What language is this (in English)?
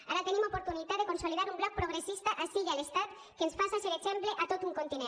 Catalan